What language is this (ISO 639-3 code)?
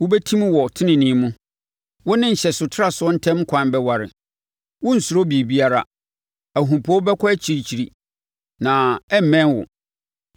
aka